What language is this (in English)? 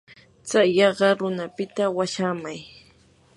Yanahuanca Pasco Quechua